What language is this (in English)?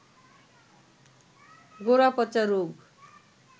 Bangla